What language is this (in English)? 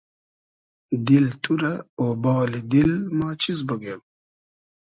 Hazaragi